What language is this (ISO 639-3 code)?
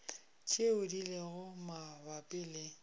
nso